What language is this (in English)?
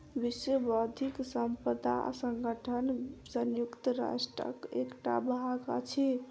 Maithili